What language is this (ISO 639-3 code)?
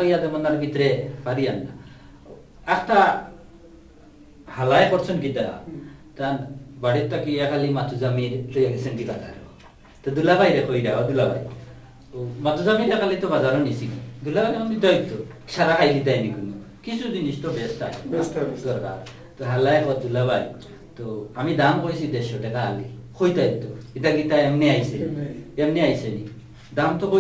ind